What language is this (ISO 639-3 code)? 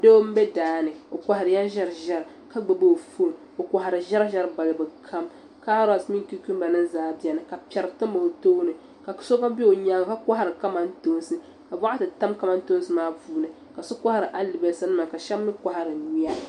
dag